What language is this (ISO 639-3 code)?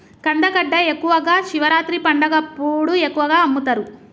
tel